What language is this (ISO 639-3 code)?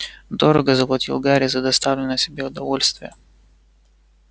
rus